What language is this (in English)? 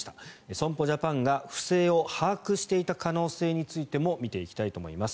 Japanese